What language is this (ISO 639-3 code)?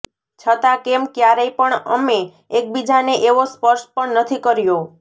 guj